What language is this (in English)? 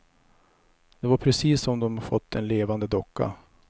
Swedish